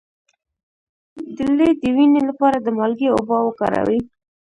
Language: Pashto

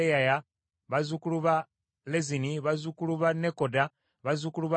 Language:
Ganda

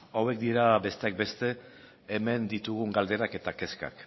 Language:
Basque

